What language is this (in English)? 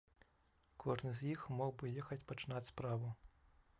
Belarusian